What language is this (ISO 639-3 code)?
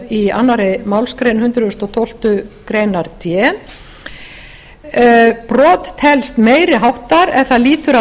isl